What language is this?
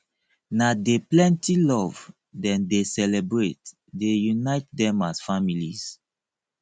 Nigerian Pidgin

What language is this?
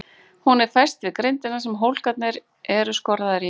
Icelandic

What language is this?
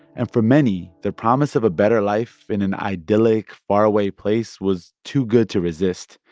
English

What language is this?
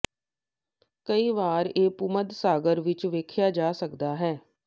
Punjabi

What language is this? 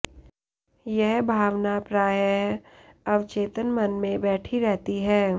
Hindi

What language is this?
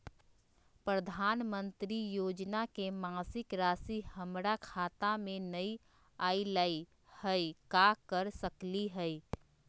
Magahi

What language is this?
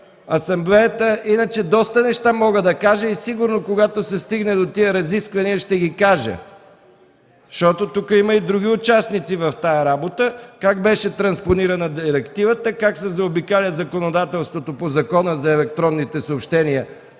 Bulgarian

